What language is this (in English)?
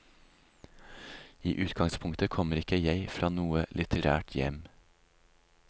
Norwegian